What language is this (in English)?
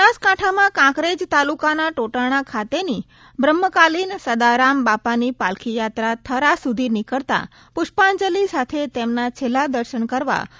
Gujarati